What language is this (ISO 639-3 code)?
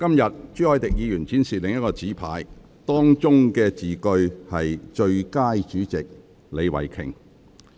yue